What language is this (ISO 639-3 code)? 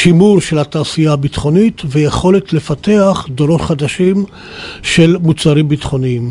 heb